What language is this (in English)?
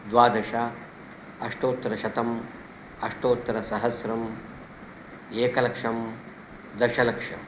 Sanskrit